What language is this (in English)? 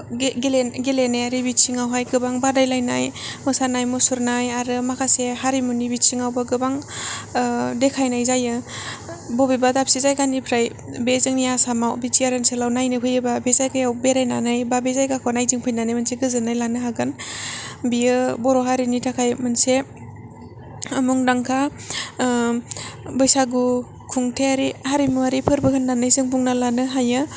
Bodo